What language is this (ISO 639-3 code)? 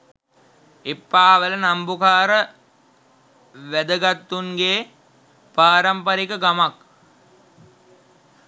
sin